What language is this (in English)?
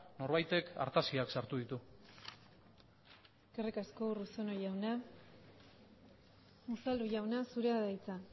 Basque